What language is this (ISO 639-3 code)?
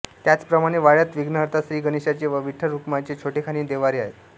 mar